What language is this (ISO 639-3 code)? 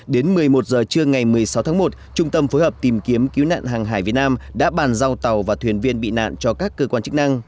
vie